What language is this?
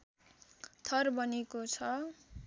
Nepali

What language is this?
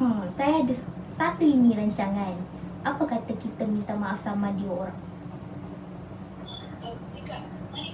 Malay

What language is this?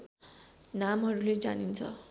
Nepali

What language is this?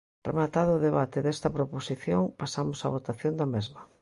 Galician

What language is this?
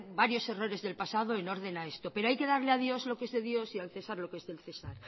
Spanish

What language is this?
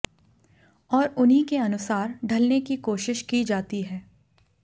Hindi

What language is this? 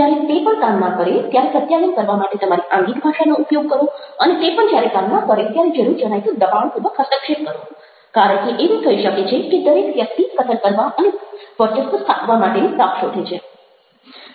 Gujarati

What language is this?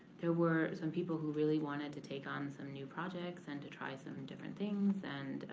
English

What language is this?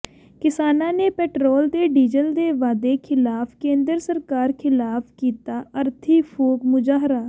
Punjabi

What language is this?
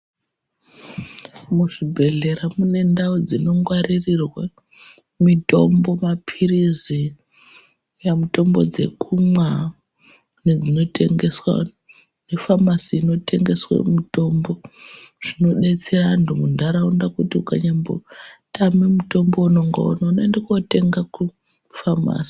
Ndau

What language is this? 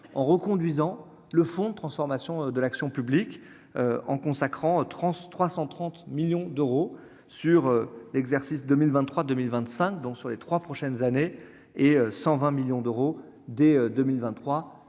French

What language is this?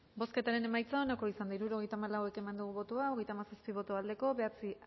Basque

